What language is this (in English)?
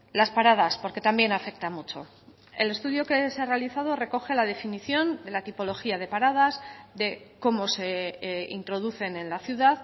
Spanish